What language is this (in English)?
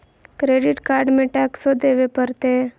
Magahi